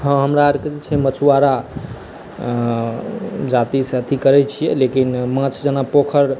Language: Maithili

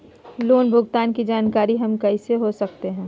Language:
Magahi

